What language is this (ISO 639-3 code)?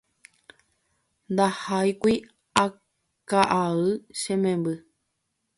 grn